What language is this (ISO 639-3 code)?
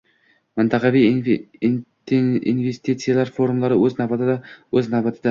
uzb